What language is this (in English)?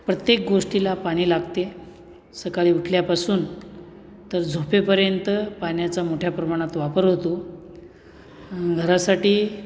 Marathi